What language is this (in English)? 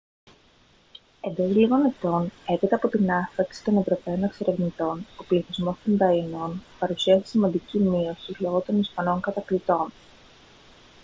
Greek